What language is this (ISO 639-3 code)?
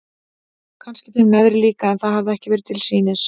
isl